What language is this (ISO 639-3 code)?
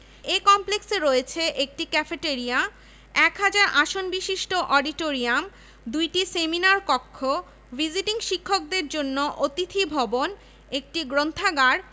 ben